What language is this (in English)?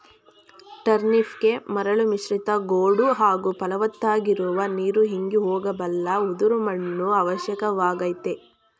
Kannada